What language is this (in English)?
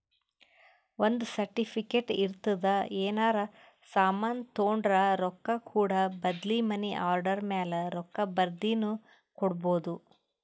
Kannada